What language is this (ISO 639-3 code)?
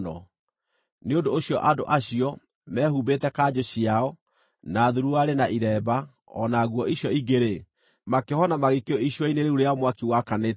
kik